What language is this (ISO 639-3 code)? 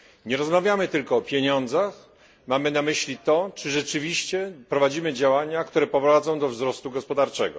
pol